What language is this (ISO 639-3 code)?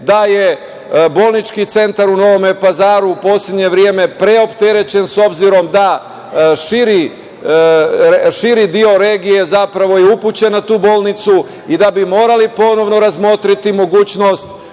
srp